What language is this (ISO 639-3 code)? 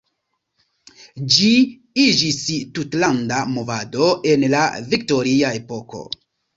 epo